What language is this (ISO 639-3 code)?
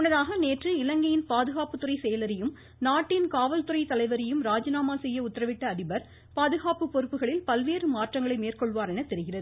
tam